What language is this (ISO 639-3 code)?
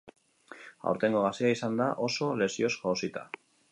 eus